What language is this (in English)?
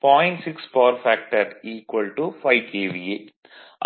Tamil